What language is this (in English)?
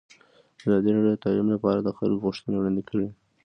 Pashto